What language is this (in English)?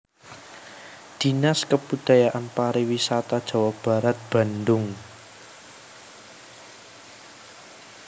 Javanese